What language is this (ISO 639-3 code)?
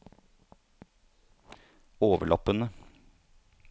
nor